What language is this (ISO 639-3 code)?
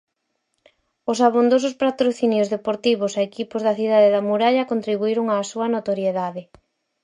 glg